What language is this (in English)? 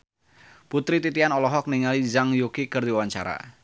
Sundanese